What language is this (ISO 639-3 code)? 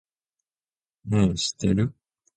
jpn